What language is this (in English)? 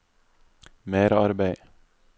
Norwegian